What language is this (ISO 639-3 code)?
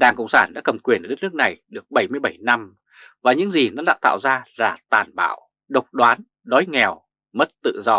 vie